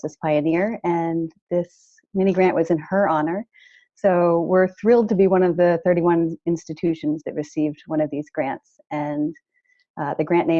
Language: English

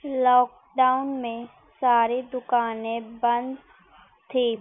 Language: Urdu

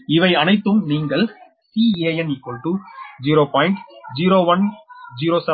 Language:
Tamil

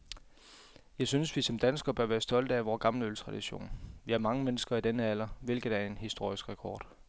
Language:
Danish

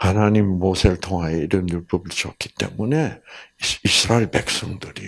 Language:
Korean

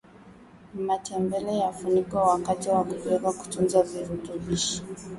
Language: Swahili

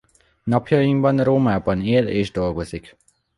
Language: Hungarian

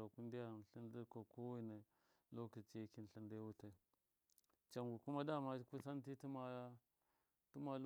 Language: Miya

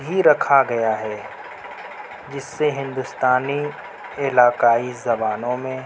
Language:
Urdu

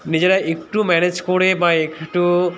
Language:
Bangla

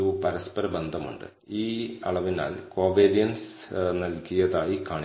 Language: Malayalam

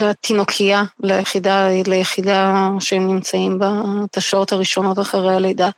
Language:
Hebrew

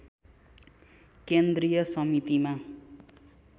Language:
Nepali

